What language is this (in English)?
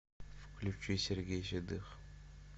Russian